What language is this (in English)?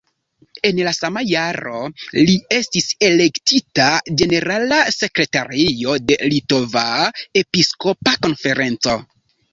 Esperanto